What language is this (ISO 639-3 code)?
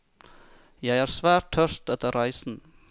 nor